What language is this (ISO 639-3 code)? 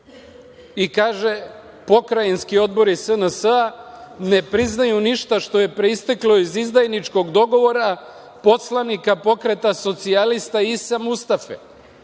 srp